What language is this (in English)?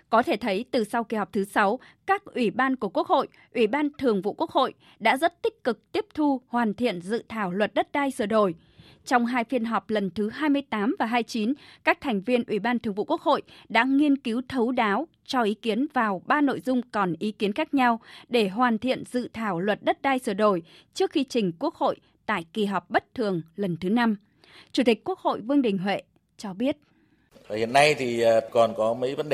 Vietnamese